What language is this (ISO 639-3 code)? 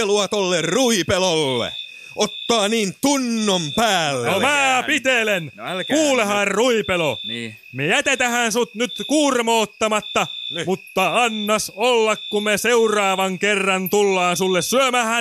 fin